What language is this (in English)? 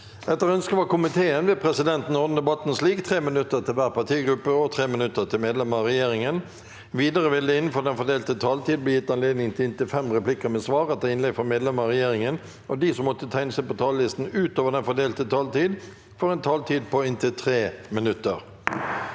Norwegian